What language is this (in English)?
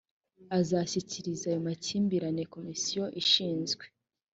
Kinyarwanda